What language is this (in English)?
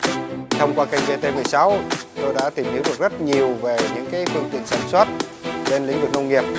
Vietnamese